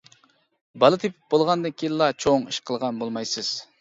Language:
Uyghur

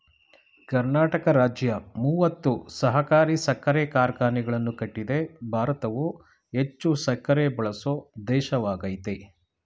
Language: Kannada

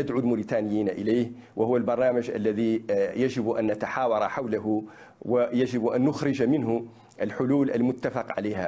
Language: Arabic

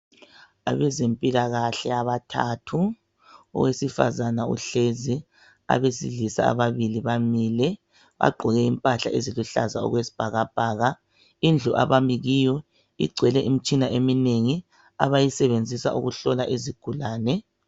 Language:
North Ndebele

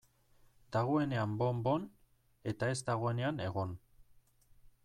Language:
Basque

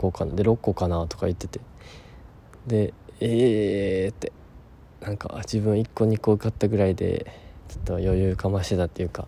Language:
Japanese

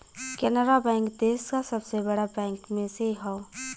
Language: Bhojpuri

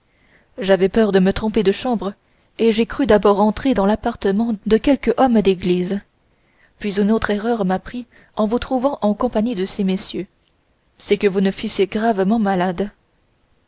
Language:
French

